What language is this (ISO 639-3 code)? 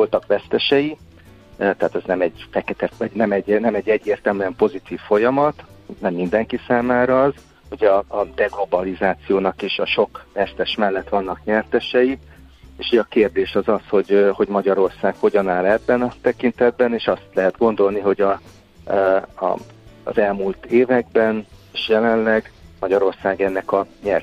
hun